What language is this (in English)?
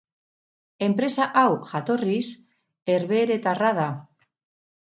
Basque